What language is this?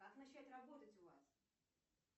Russian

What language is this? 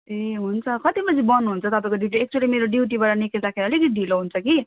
Nepali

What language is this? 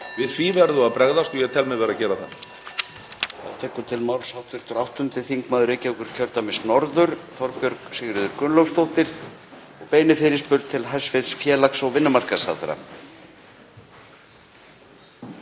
Icelandic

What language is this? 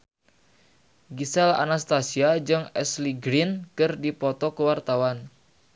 Sundanese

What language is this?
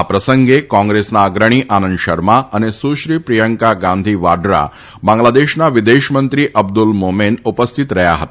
Gujarati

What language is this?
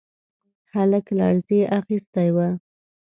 Pashto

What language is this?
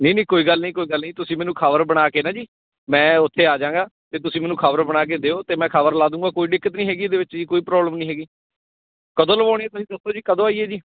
Punjabi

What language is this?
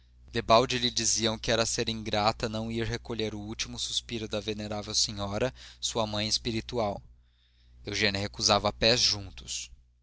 Portuguese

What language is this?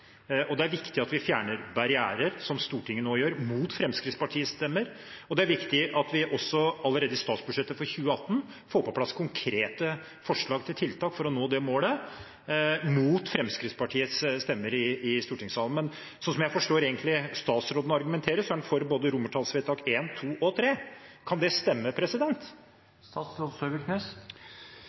Norwegian Bokmål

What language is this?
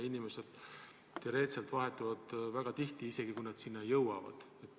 Estonian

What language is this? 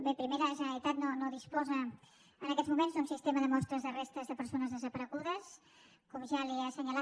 Catalan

